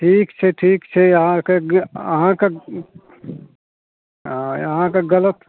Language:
Maithili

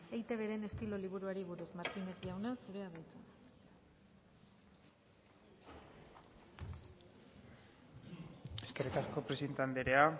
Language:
Basque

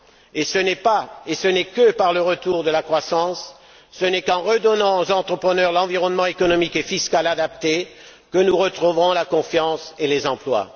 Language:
French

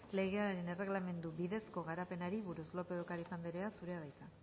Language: Basque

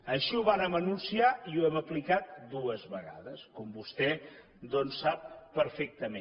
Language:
Catalan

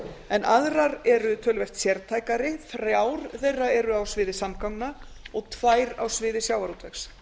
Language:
Icelandic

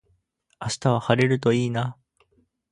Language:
Japanese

